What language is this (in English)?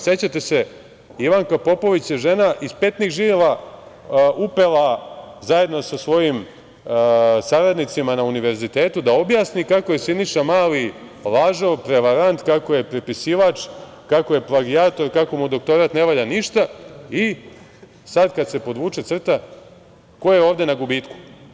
Serbian